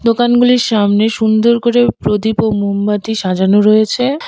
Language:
Bangla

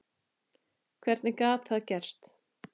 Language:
Icelandic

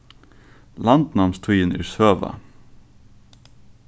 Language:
Faroese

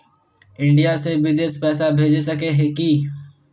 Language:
Magahi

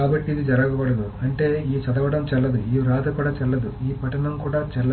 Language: Telugu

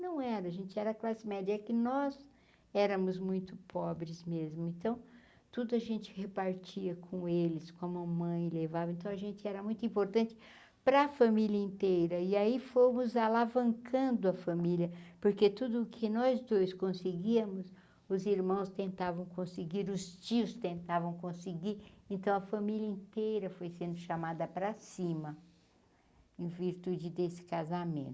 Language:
Portuguese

